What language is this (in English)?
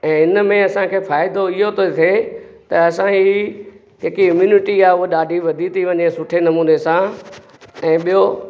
Sindhi